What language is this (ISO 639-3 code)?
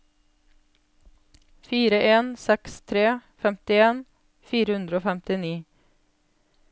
nor